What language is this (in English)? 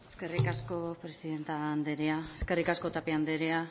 Basque